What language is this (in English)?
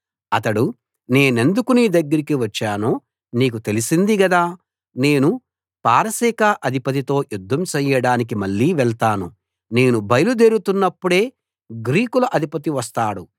Telugu